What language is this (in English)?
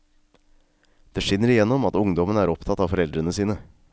Norwegian